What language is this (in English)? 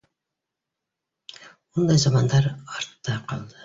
Bashkir